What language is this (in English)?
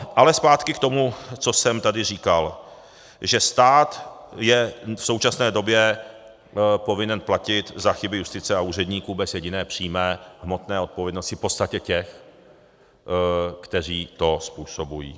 Czech